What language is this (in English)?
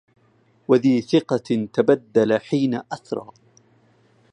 Arabic